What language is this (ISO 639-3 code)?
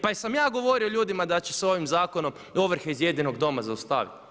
hrv